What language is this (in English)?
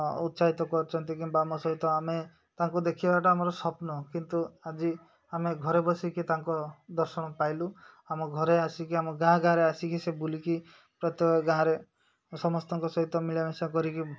Odia